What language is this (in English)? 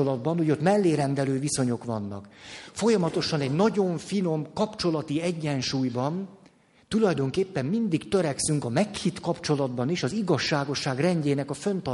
Hungarian